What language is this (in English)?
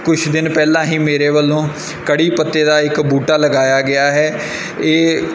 Punjabi